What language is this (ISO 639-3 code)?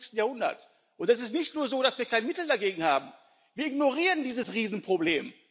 deu